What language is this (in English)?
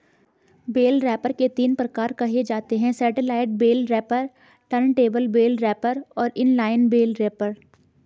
Hindi